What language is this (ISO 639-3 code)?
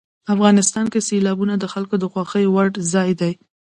pus